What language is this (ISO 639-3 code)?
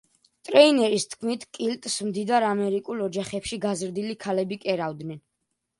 kat